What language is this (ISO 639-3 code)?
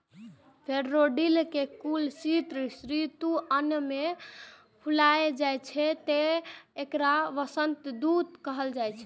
mai